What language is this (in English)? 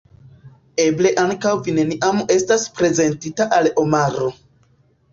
Esperanto